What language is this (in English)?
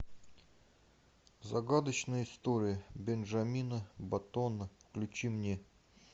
Russian